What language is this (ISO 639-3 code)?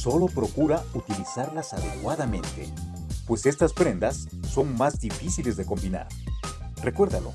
spa